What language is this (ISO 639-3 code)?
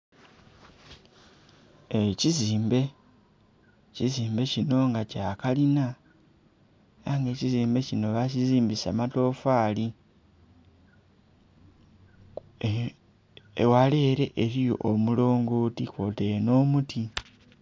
xog